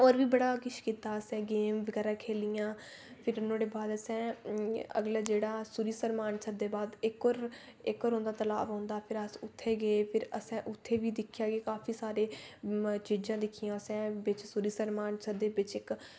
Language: Dogri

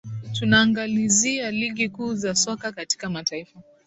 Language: Swahili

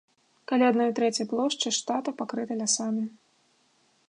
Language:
Belarusian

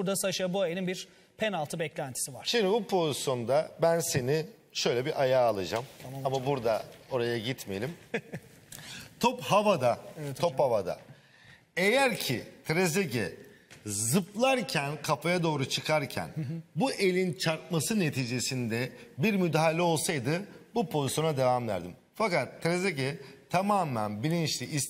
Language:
Turkish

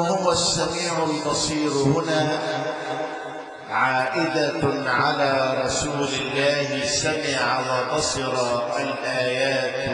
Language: Arabic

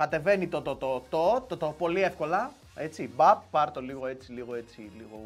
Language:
Greek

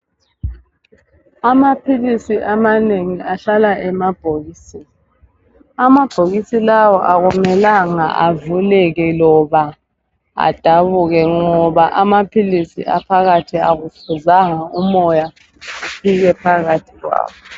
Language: North Ndebele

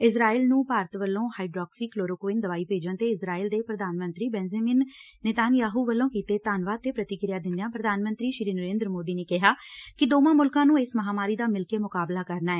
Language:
Punjabi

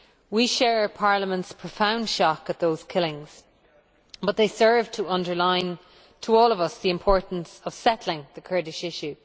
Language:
English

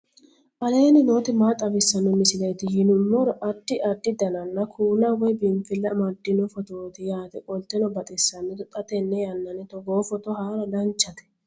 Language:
Sidamo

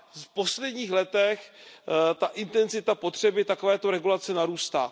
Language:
Czech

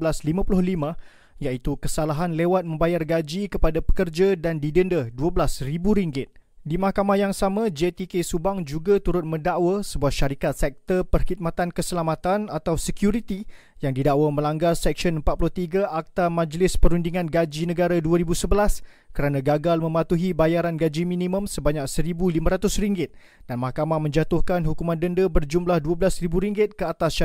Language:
Malay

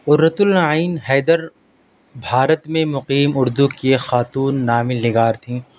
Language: Urdu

